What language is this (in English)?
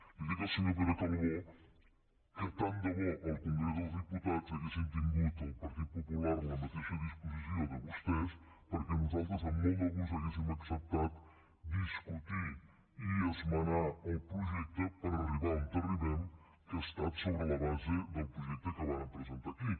Catalan